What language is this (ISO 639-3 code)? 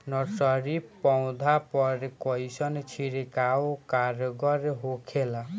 bho